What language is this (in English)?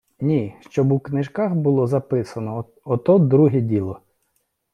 Ukrainian